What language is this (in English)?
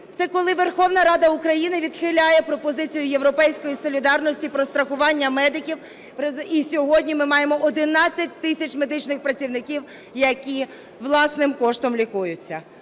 Ukrainian